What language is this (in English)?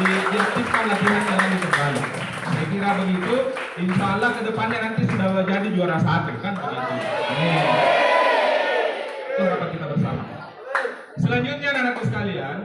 Indonesian